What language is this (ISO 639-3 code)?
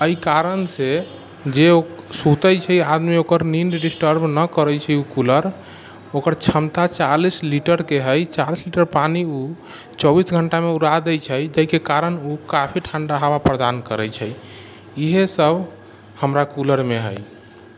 mai